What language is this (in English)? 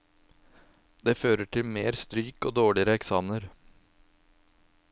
Norwegian